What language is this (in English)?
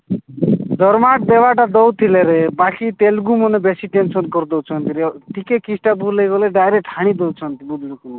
Odia